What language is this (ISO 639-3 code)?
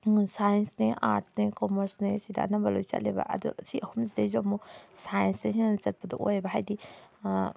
mni